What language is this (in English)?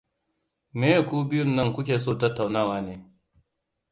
Hausa